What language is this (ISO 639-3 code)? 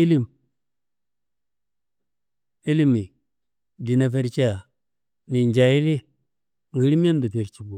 kbl